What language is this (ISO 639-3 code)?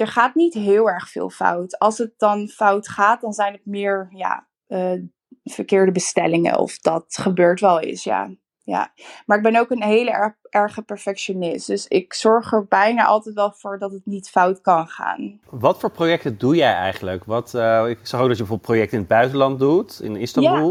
nld